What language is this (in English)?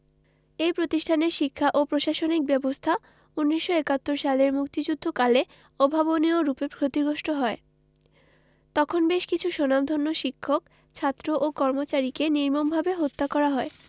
Bangla